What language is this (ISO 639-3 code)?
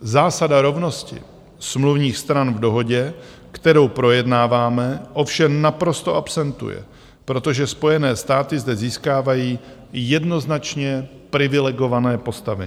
ces